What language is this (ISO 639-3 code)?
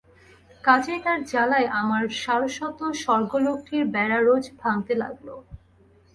ben